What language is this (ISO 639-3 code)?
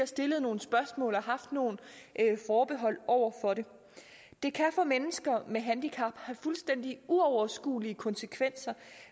dan